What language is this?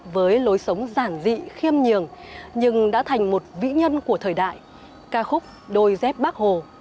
Vietnamese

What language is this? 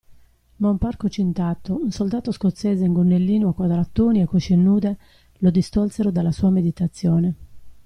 Italian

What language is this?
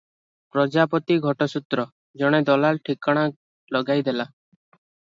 Odia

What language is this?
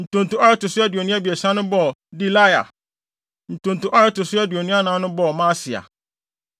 Akan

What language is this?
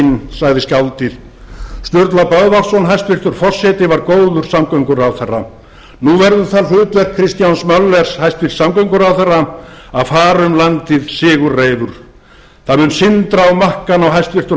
Icelandic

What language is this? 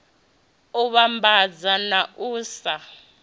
Venda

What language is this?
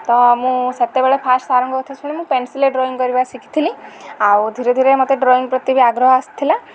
Odia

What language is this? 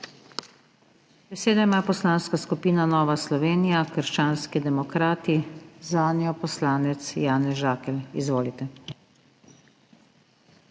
Slovenian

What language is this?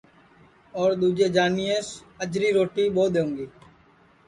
Sansi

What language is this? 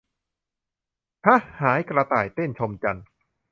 Thai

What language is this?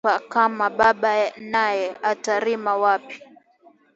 Swahili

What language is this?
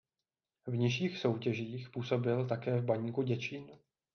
Czech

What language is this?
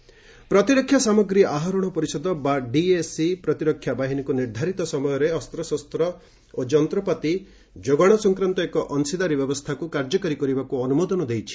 Odia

